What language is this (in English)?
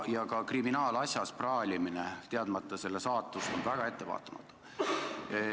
Estonian